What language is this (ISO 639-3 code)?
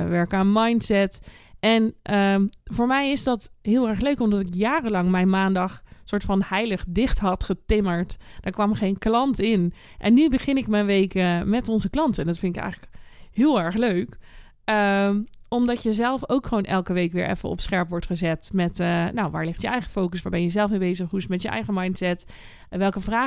nld